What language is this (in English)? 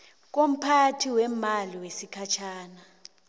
South Ndebele